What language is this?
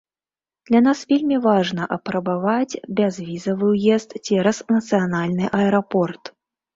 Belarusian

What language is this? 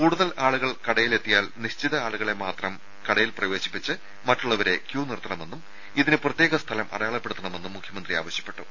Malayalam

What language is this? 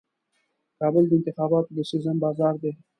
Pashto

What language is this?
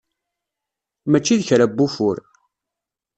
Kabyle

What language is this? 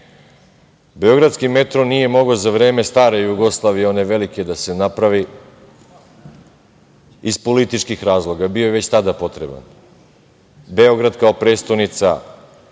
Serbian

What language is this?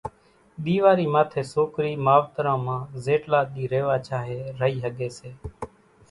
Kachi Koli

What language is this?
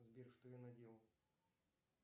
Russian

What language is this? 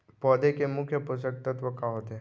Chhattisgarhi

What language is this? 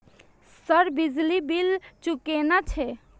Maithili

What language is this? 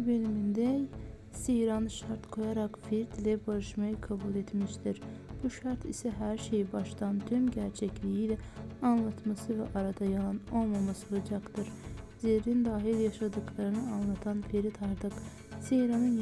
Turkish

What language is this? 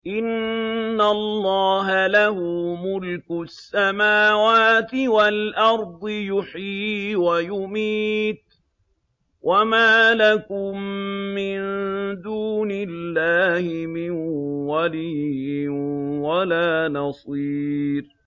Arabic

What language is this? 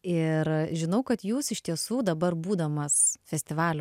Lithuanian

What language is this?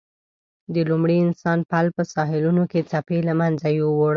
Pashto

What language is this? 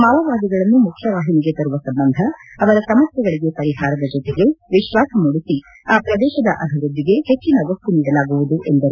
Kannada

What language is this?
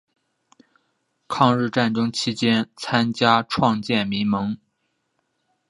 Chinese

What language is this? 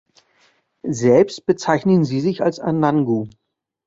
German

